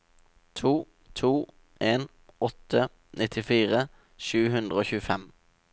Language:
Norwegian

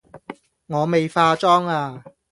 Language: Cantonese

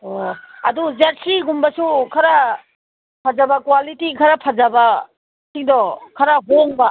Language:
Manipuri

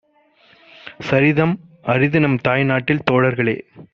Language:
Tamil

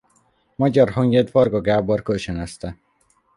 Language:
Hungarian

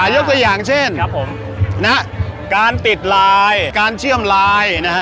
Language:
Thai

